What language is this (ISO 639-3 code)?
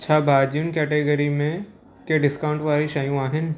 snd